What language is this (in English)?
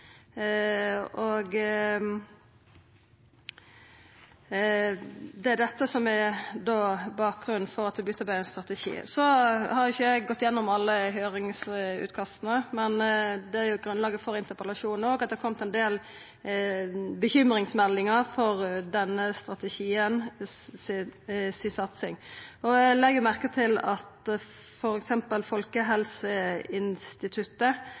Norwegian Nynorsk